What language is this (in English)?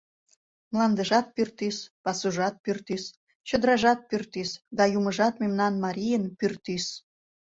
Mari